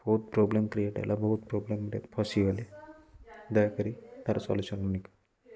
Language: Odia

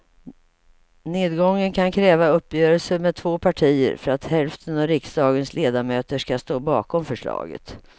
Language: Swedish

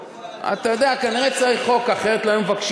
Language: Hebrew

